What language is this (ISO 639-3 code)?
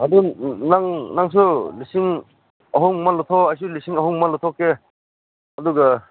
mni